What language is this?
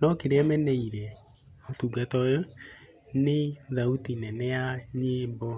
Kikuyu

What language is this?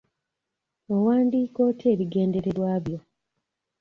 Ganda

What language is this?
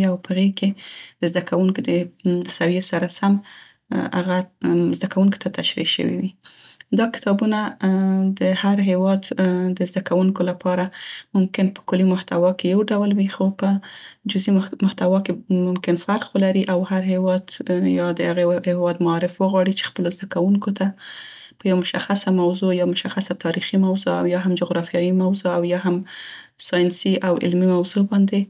Central Pashto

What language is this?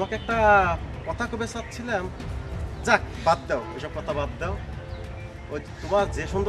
Hindi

